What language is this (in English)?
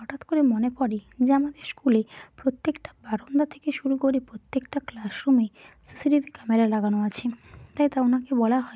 Bangla